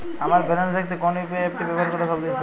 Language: Bangla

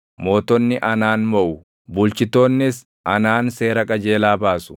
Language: Oromo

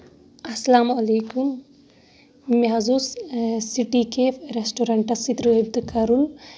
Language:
Kashmiri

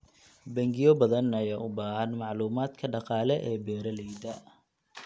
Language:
Somali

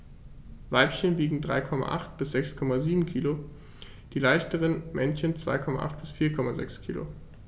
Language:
German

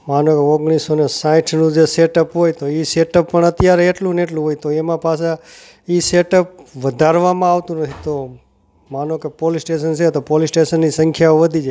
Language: Gujarati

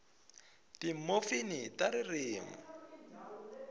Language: Tsonga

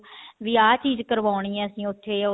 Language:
Punjabi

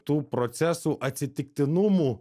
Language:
Lithuanian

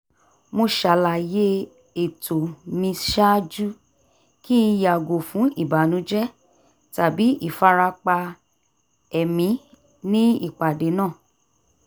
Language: Yoruba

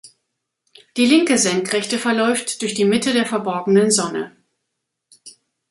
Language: German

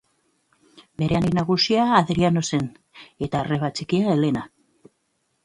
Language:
Basque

